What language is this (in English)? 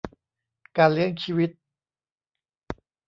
Thai